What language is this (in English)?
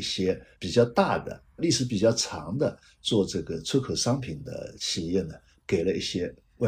Chinese